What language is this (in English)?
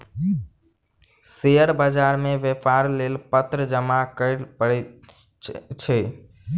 Maithili